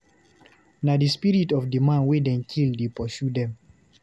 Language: Nigerian Pidgin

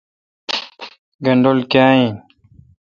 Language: Kalkoti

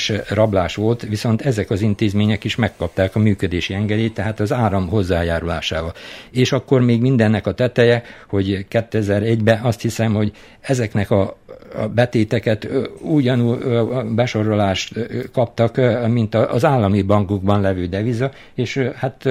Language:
Hungarian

